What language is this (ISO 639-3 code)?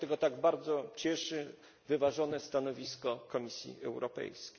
pol